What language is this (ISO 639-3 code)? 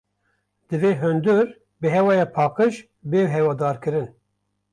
kur